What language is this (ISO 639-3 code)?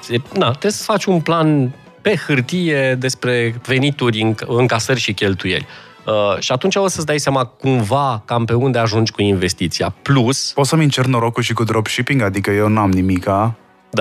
ron